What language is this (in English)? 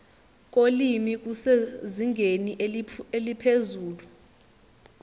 Zulu